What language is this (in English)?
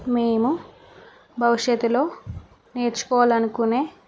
Telugu